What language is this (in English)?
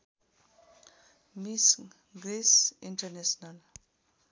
Nepali